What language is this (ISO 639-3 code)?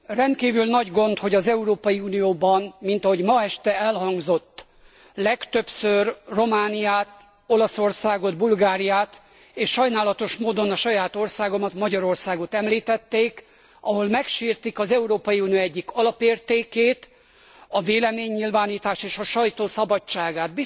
hun